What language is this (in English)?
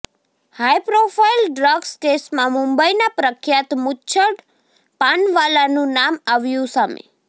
Gujarati